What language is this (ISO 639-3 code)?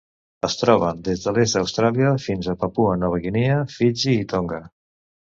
cat